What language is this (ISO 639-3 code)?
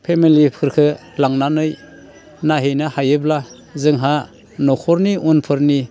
brx